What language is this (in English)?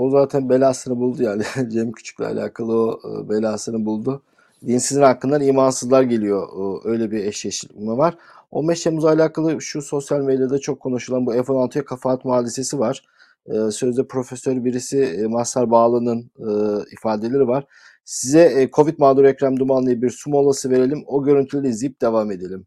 Turkish